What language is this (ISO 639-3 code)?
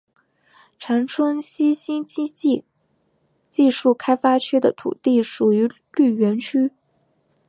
zho